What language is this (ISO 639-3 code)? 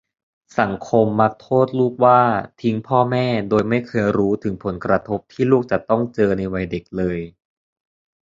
tha